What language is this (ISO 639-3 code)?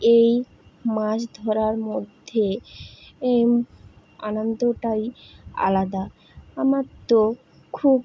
ben